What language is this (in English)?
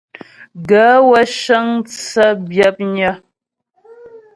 Ghomala